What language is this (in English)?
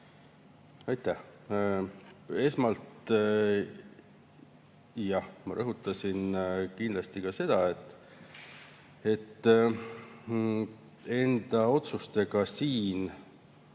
Estonian